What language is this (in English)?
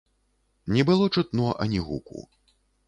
Belarusian